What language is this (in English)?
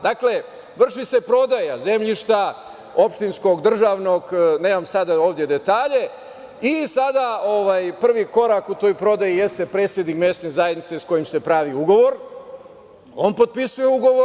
Serbian